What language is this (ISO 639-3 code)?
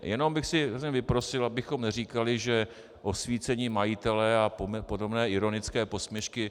ces